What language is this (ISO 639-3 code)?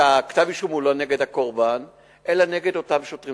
heb